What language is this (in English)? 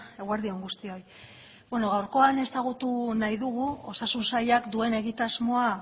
Basque